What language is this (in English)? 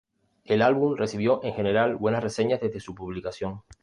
Spanish